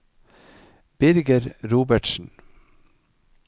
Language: Norwegian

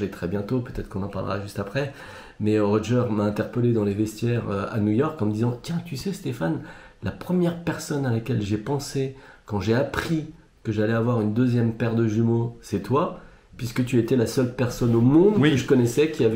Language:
French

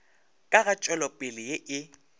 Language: Northern Sotho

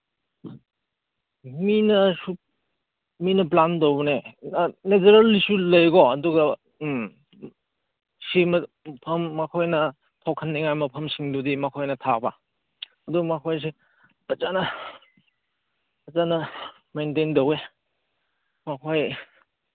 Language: Manipuri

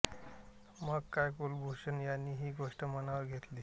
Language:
Marathi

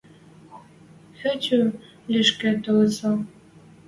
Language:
Western Mari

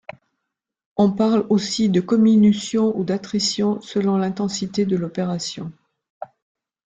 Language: French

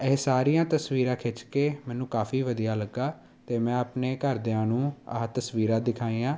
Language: Punjabi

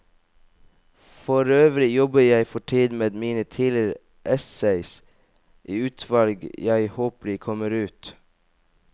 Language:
Norwegian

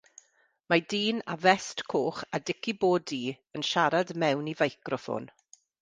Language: Welsh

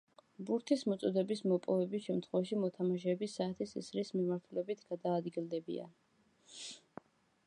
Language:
Georgian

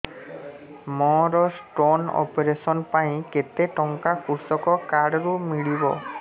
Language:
Odia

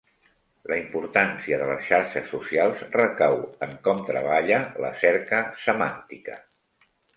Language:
Catalan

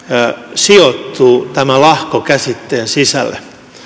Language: Finnish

